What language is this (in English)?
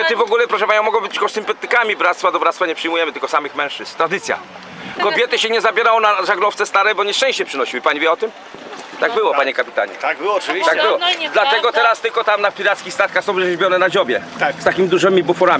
Polish